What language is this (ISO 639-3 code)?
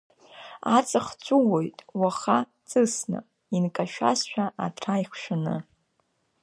abk